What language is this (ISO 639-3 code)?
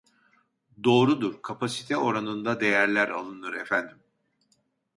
tur